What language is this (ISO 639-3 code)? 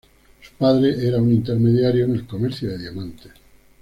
spa